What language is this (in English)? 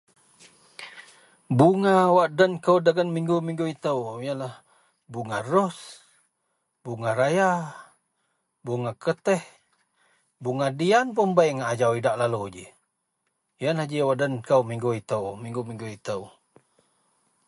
Central Melanau